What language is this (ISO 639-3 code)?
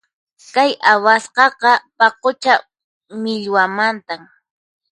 qxp